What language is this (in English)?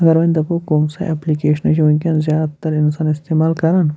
Kashmiri